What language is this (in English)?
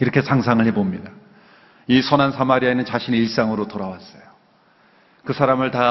Korean